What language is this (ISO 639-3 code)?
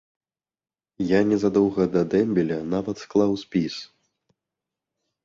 bel